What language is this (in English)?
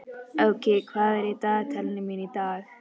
Icelandic